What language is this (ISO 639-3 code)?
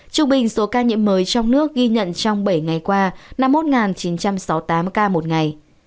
vie